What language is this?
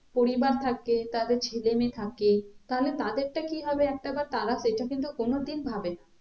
Bangla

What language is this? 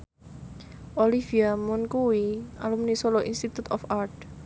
Javanese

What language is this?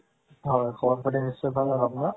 Assamese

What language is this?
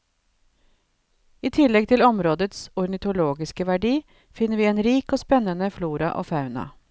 Norwegian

